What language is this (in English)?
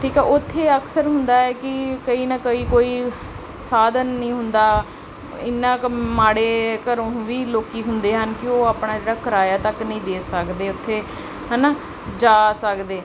Punjabi